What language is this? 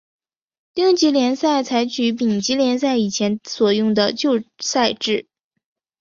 Chinese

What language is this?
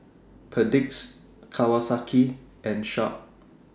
English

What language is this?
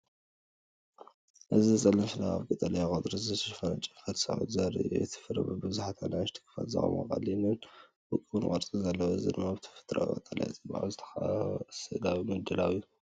Tigrinya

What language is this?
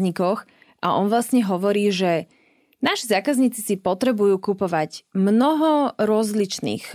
Slovak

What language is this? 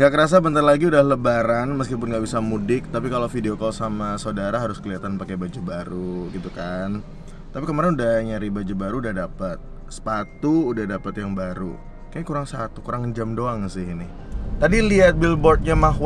Indonesian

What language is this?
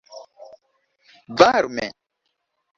Esperanto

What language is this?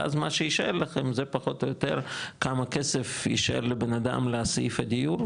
Hebrew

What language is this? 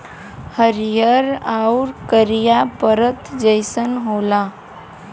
Bhojpuri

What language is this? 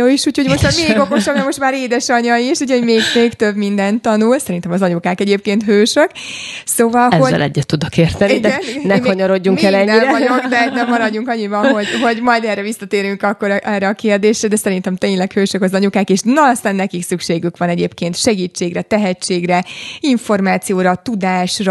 Hungarian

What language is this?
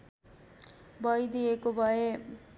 Nepali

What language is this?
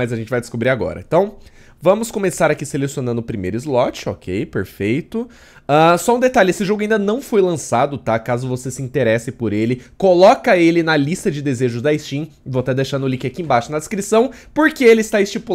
Portuguese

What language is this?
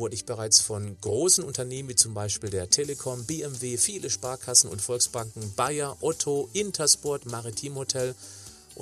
German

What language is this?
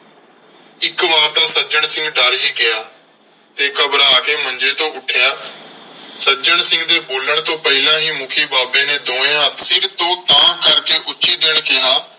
Punjabi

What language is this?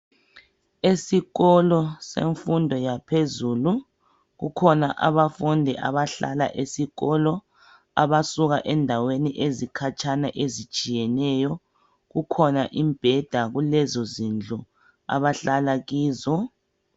North Ndebele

